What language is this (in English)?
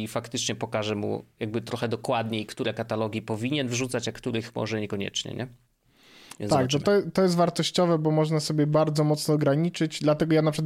Polish